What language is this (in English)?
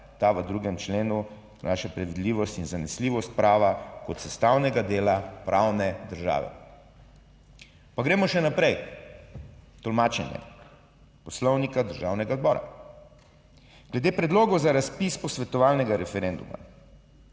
Slovenian